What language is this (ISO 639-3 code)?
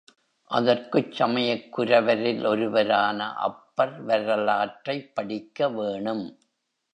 tam